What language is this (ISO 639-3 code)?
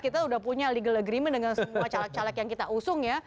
ind